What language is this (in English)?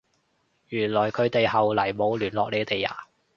Cantonese